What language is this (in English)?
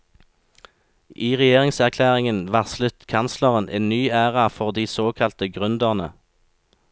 Norwegian